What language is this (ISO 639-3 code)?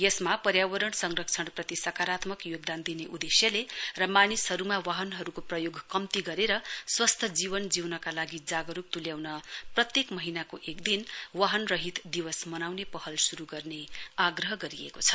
nep